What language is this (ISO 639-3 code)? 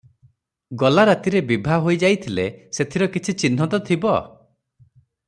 ori